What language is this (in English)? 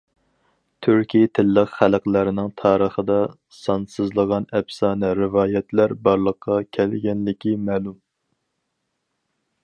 Uyghur